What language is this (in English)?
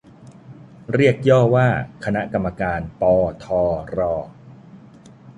Thai